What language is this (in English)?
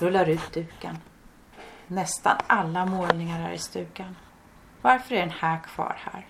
Swedish